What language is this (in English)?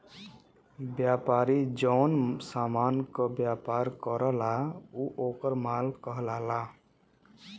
Bhojpuri